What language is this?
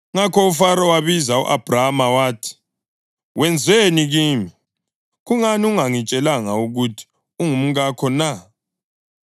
North Ndebele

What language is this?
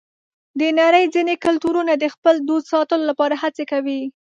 Pashto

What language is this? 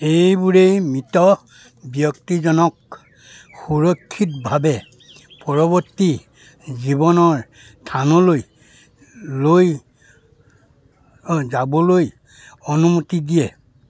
Assamese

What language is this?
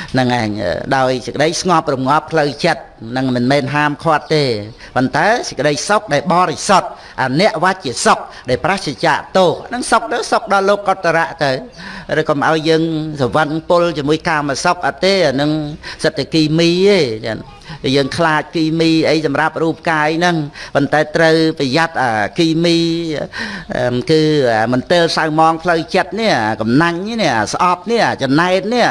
Vietnamese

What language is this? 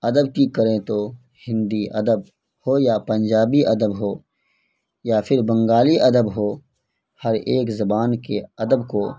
Urdu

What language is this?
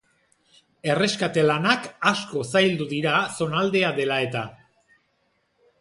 Basque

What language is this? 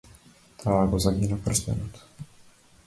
Macedonian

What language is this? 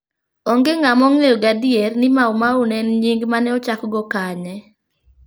Luo (Kenya and Tanzania)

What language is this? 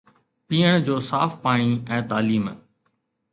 Sindhi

